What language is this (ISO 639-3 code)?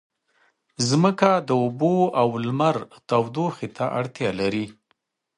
pus